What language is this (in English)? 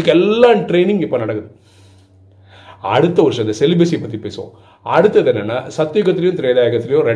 Tamil